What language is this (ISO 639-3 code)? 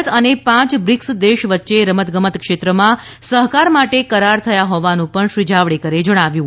guj